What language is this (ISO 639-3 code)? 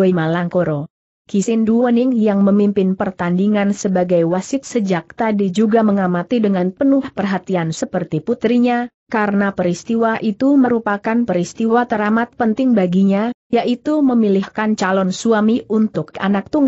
ind